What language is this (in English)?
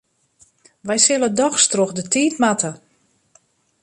Western Frisian